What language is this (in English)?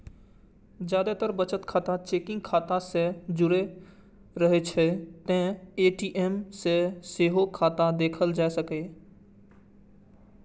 Maithili